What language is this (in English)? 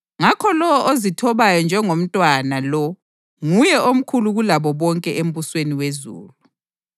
North Ndebele